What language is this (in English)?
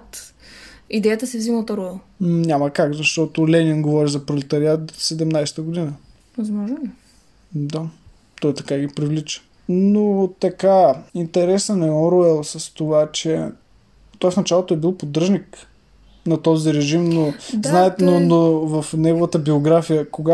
Bulgarian